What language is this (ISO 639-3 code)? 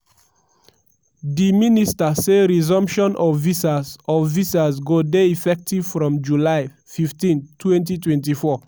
pcm